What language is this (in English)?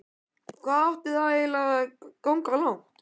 Icelandic